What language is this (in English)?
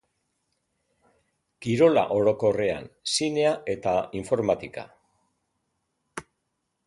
Basque